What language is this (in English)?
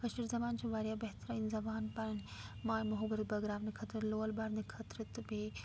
Kashmiri